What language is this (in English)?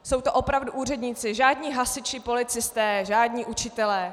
Czech